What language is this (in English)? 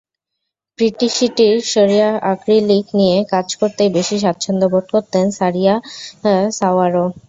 Bangla